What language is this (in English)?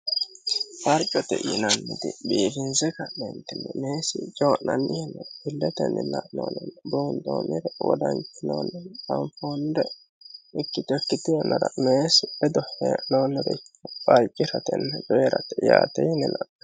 Sidamo